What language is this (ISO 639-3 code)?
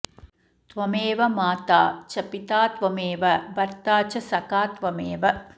san